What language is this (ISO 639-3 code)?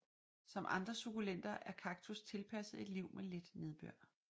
dan